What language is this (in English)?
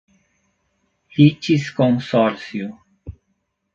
Portuguese